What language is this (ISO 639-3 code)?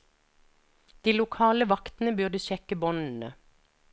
nor